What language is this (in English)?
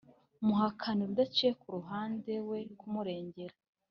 Kinyarwanda